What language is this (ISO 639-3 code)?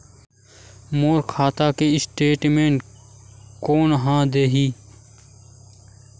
hne